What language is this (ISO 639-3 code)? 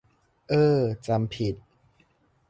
tha